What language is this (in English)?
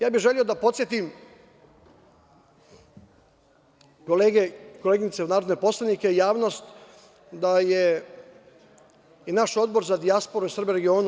Serbian